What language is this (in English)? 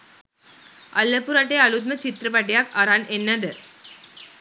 Sinhala